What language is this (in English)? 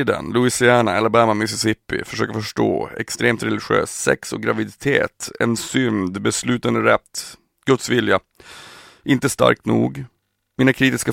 Swedish